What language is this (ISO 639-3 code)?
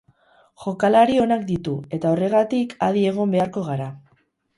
eus